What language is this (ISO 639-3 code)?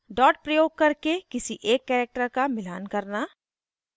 hin